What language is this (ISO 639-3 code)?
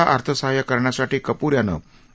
mar